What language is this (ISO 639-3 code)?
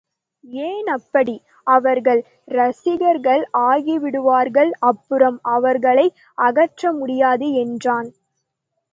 tam